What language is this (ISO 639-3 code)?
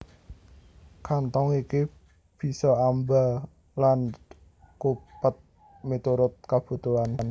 jav